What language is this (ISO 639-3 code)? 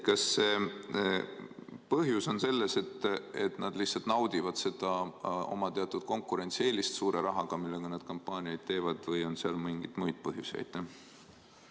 est